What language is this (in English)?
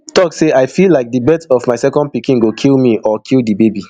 Nigerian Pidgin